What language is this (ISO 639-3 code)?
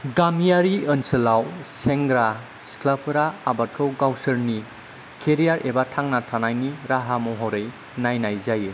brx